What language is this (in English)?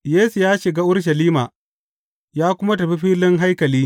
Hausa